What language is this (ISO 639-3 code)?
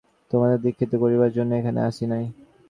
ben